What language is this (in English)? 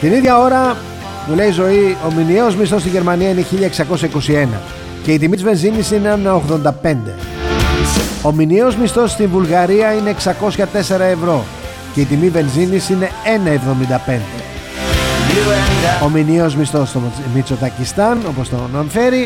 Greek